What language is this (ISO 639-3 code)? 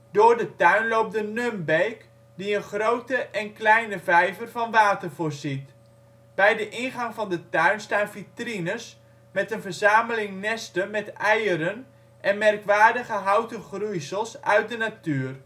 nld